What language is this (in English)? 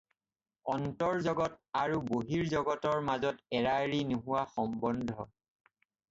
Assamese